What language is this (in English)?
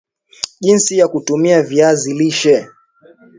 Swahili